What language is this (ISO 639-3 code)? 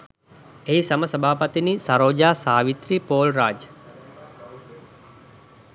sin